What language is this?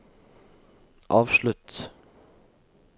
Norwegian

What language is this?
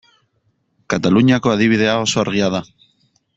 Basque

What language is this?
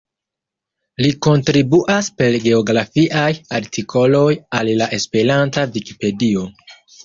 Esperanto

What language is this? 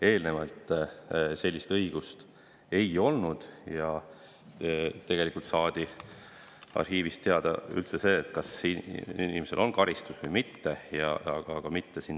Estonian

